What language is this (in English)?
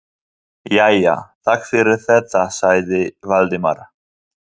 Icelandic